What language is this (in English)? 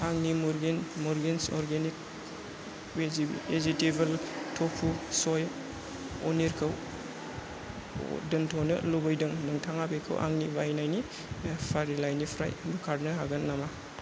Bodo